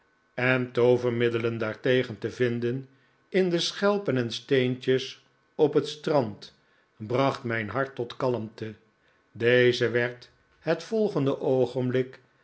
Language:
Dutch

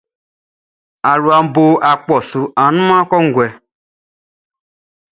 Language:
Baoulé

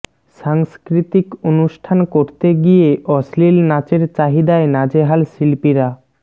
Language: Bangla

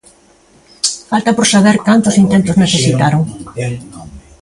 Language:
Galician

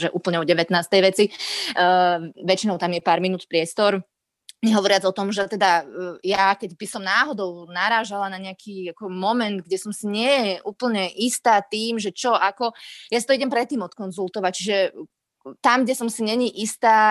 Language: Slovak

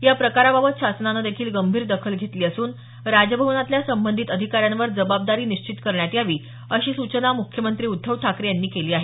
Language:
Marathi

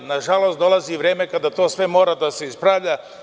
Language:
Serbian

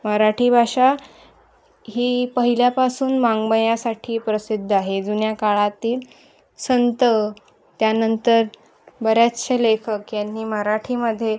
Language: Marathi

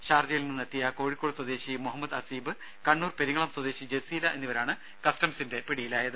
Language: Malayalam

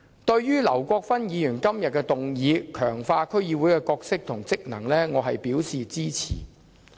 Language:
Cantonese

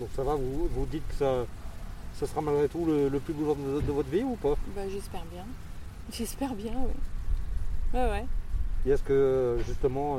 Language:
French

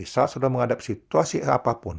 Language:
Indonesian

